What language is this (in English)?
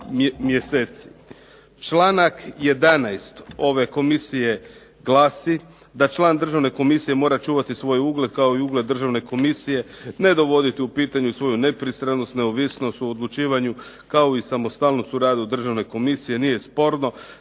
Croatian